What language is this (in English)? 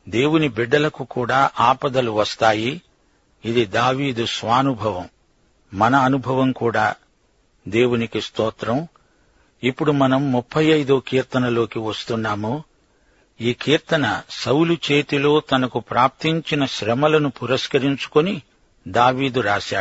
Telugu